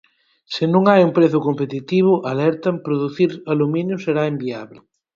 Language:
Galician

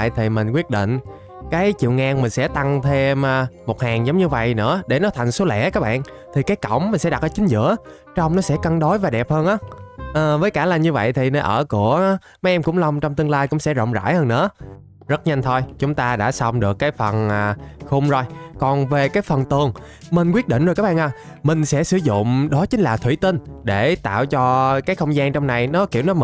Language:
Vietnamese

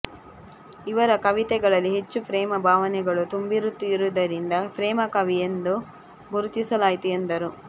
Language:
Kannada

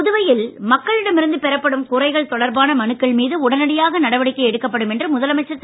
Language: Tamil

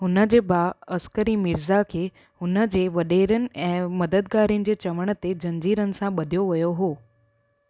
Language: Sindhi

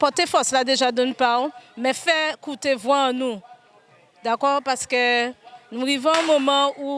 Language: French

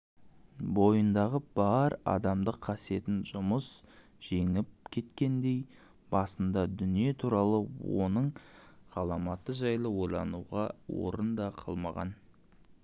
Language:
Kazakh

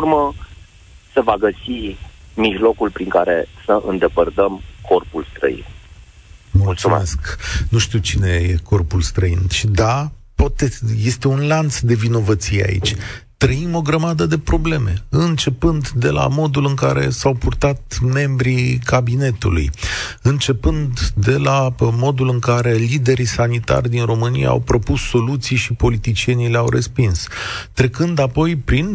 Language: Romanian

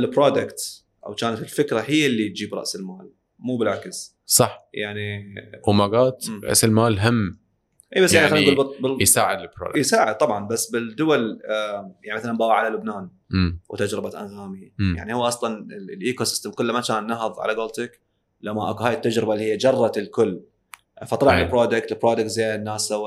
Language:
Arabic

